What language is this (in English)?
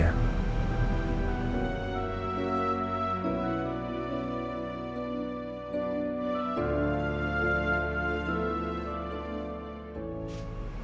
Indonesian